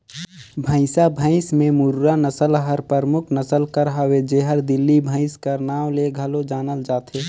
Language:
Chhattisgarhi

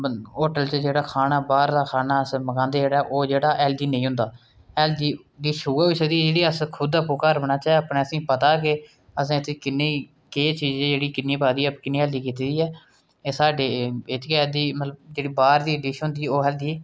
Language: Dogri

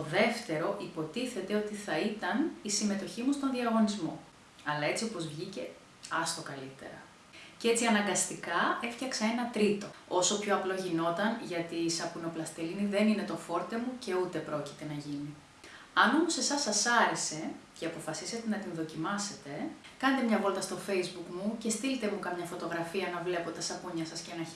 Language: Greek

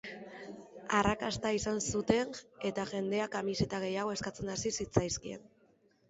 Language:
Basque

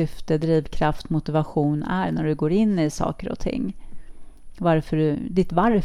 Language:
Swedish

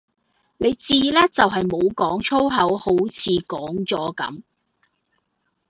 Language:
Cantonese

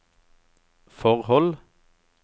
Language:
Norwegian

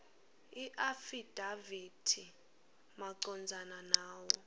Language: Swati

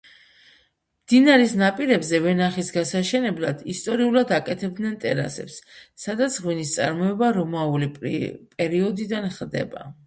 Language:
Georgian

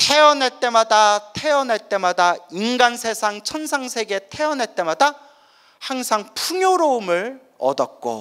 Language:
Korean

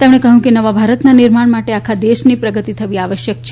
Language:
Gujarati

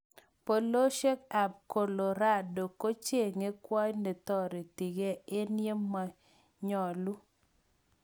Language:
Kalenjin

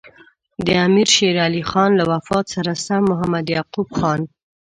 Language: Pashto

